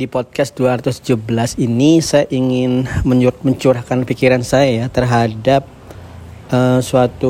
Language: Indonesian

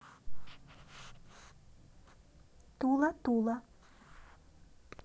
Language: Russian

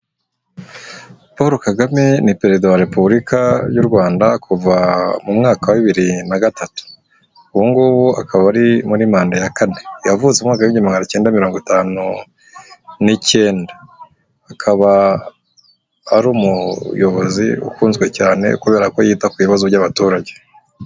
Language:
Kinyarwanda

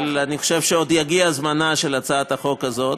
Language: Hebrew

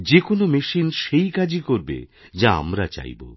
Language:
Bangla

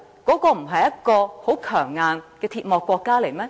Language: Cantonese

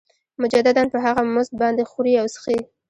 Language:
Pashto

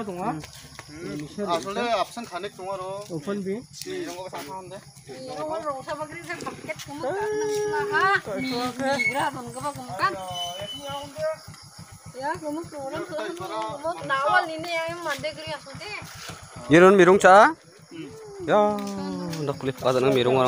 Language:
Thai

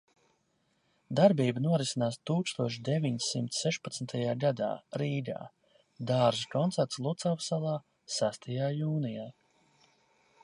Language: Latvian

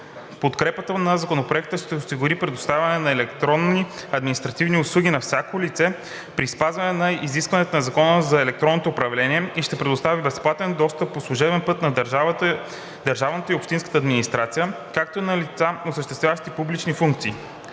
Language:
Bulgarian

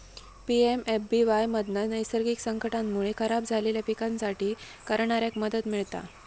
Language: Marathi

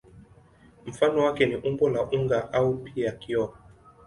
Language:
Swahili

